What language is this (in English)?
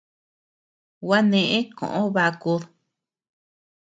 Tepeuxila Cuicatec